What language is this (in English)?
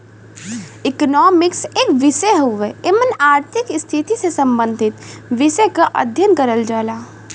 Bhojpuri